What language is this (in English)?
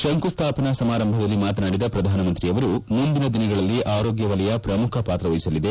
Kannada